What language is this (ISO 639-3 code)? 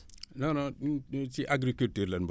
wol